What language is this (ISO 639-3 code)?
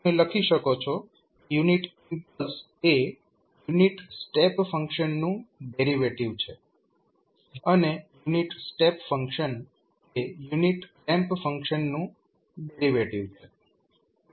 guj